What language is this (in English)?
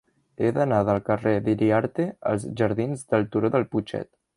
Catalan